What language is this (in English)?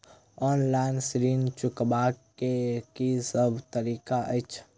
Maithili